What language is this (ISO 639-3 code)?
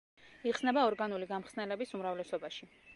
kat